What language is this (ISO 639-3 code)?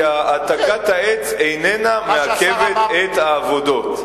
heb